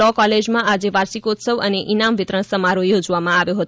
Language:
Gujarati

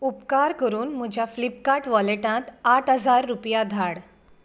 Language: Konkani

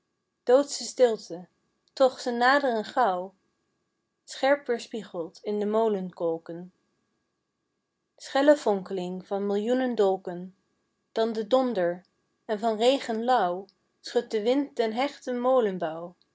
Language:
Dutch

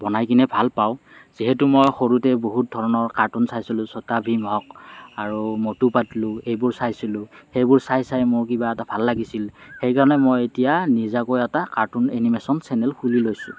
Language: Assamese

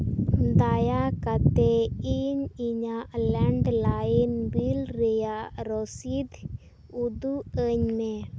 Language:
Santali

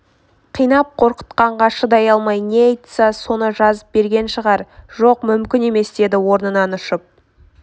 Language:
Kazakh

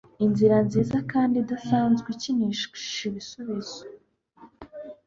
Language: Kinyarwanda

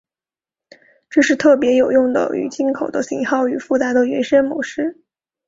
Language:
Chinese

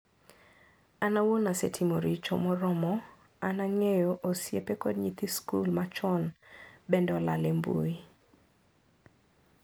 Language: Luo (Kenya and Tanzania)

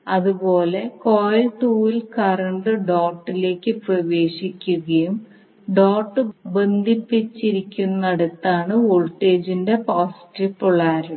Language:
Malayalam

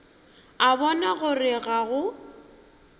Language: Northern Sotho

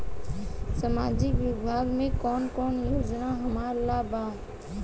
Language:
Bhojpuri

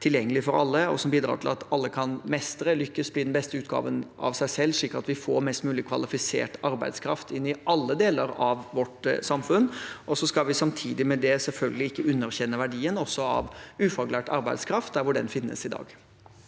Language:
Norwegian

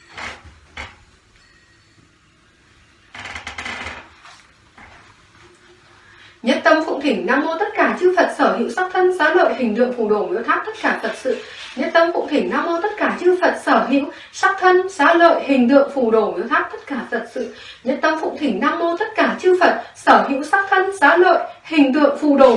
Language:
Vietnamese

